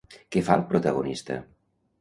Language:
Catalan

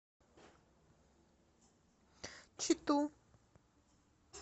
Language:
Russian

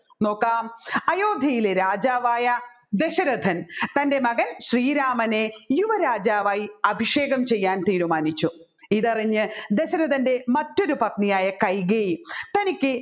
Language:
Malayalam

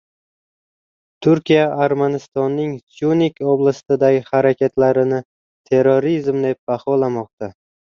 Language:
Uzbek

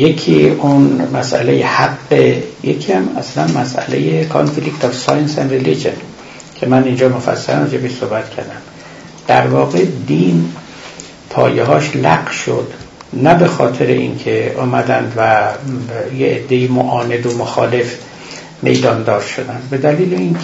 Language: Persian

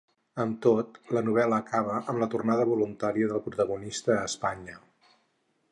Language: Catalan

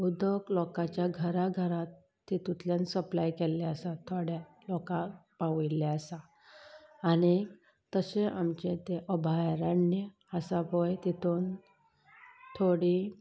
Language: Konkani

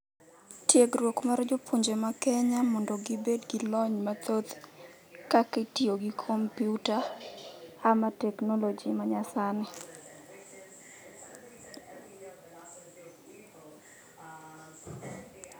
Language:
Luo (Kenya and Tanzania)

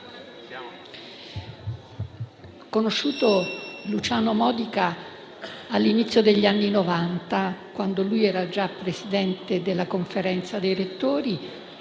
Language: Italian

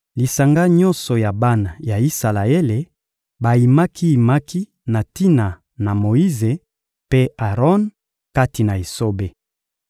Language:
Lingala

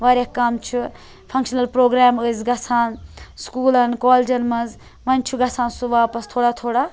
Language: Kashmiri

